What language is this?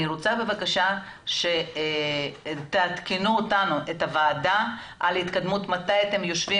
Hebrew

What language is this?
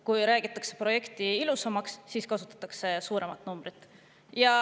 Estonian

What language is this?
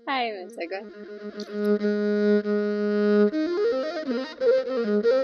Arabic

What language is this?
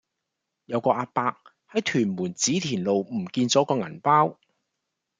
Cantonese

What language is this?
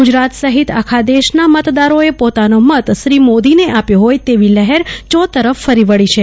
Gujarati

